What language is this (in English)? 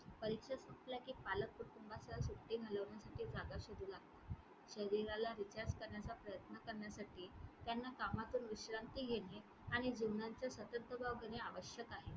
Marathi